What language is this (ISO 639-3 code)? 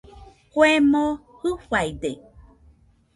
hux